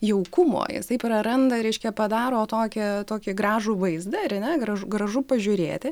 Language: Lithuanian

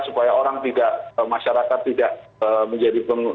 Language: Indonesian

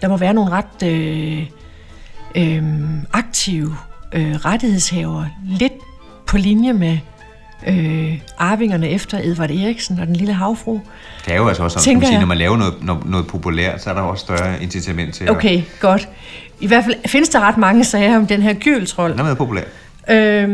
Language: Danish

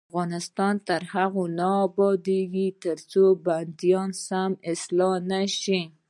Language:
Pashto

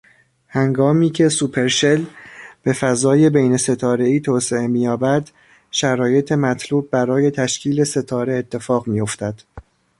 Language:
Persian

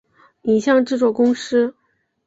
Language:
Chinese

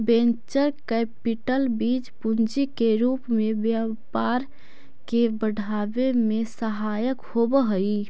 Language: Magahi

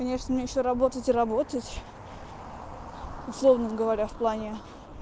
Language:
Russian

